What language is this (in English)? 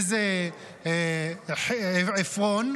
Hebrew